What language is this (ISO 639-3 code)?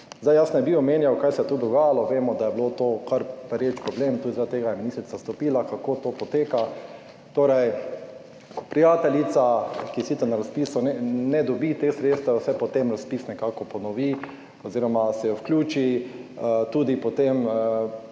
slv